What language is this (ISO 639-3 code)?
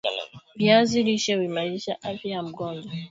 swa